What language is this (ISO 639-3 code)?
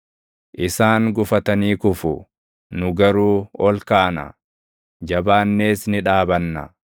orm